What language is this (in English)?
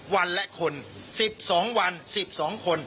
Thai